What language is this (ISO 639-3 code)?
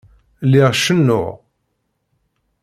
kab